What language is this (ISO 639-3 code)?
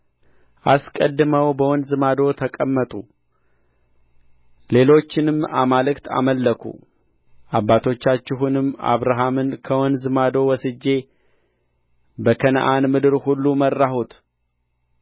amh